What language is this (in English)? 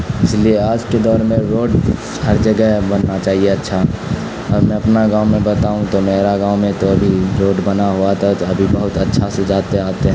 Urdu